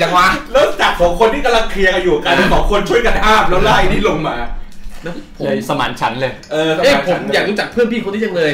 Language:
Thai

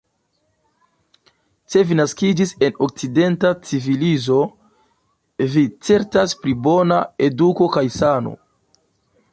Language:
Esperanto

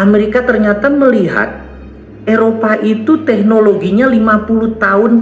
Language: Indonesian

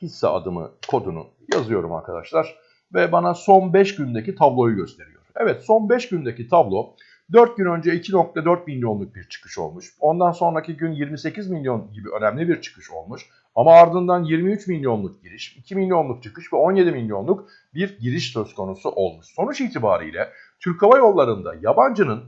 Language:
Turkish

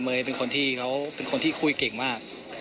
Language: Thai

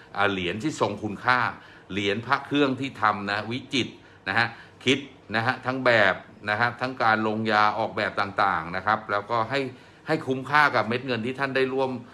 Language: Thai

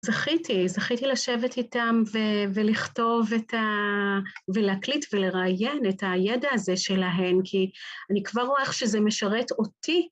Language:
Hebrew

